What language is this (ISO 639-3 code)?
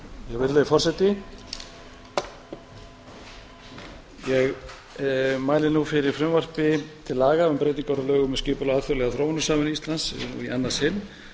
isl